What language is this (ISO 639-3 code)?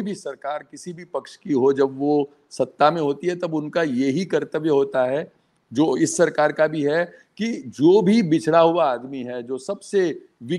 hin